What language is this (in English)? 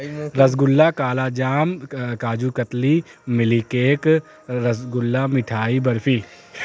Urdu